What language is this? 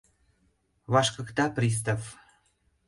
Mari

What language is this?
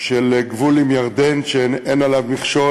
Hebrew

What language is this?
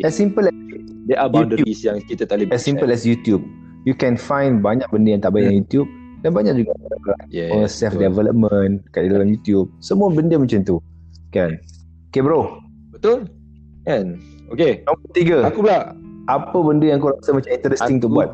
Malay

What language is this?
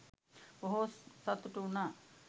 Sinhala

